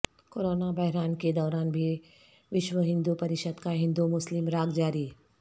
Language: Urdu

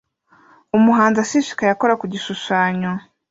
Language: Kinyarwanda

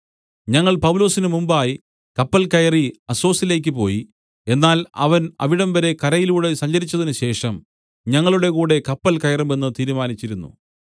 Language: Malayalam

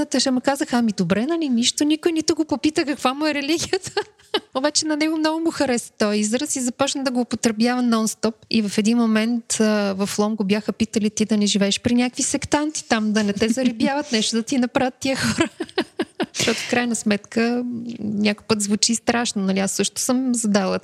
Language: Bulgarian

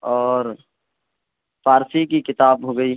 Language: Urdu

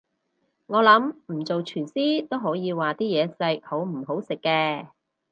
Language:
Cantonese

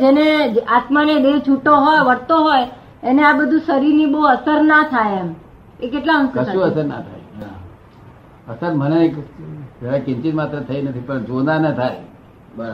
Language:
Gujarati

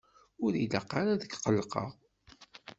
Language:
Kabyle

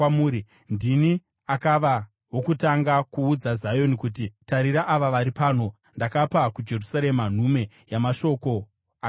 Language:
Shona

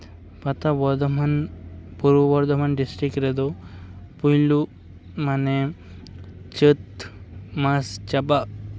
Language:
Santali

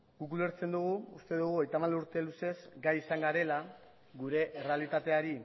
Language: Basque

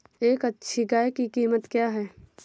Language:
Hindi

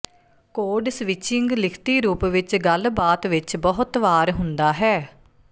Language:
Punjabi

